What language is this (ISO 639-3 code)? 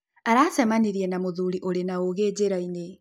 kik